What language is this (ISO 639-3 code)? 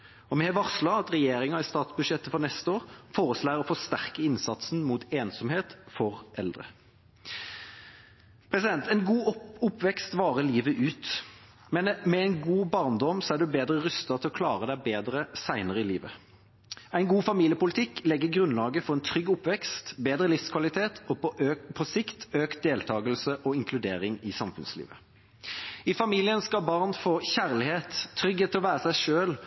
nob